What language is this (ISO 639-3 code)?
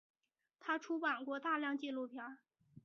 zho